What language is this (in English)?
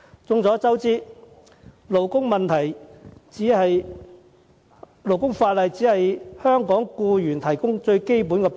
Cantonese